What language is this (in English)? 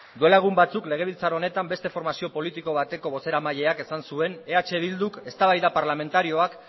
Basque